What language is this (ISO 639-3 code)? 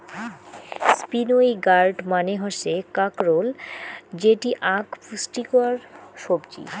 ben